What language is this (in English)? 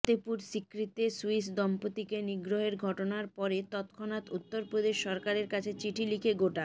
Bangla